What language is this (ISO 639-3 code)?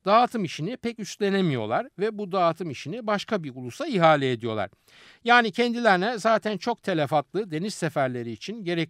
tur